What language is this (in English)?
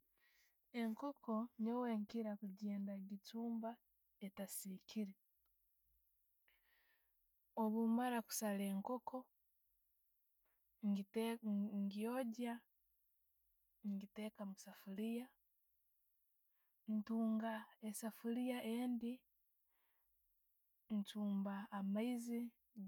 Tooro